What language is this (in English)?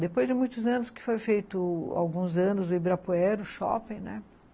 Portuguese